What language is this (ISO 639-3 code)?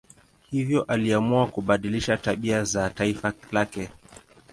swa